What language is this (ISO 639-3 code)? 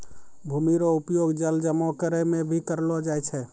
mai